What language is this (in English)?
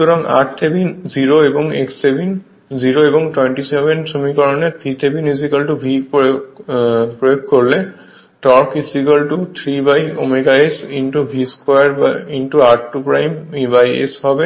Bangla